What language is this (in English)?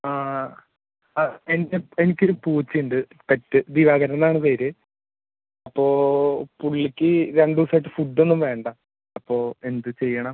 Malayalam